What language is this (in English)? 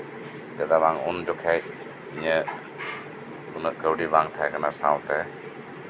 Santali